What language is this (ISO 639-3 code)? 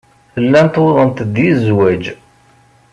kab